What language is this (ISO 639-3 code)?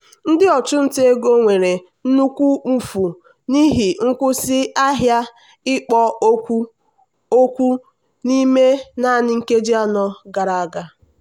ibo